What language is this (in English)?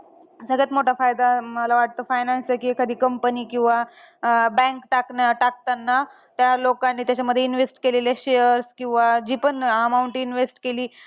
Marathi